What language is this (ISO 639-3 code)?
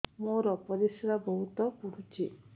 ori